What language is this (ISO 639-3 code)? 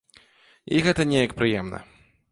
bel